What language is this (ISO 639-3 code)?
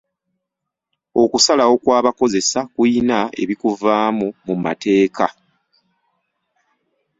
lug